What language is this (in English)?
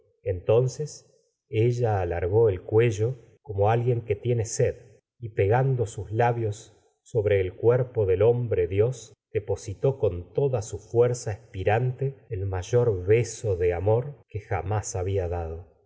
Spanish